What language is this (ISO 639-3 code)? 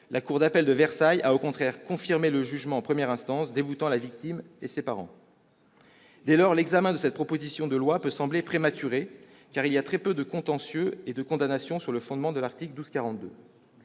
fra